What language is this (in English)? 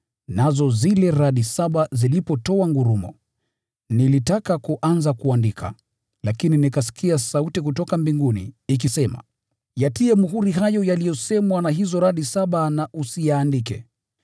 Swahili